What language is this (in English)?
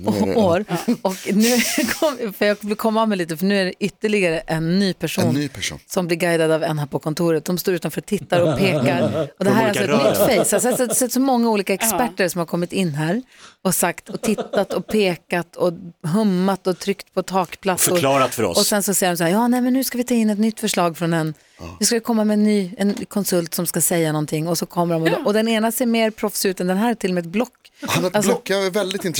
Swedish